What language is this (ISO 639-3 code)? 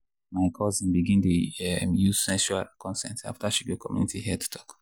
pcm